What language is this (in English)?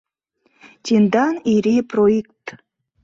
Mari